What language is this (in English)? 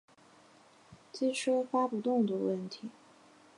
Chinese